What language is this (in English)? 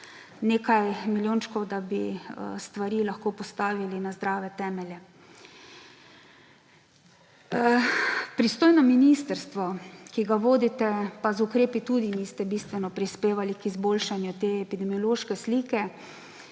Slovenian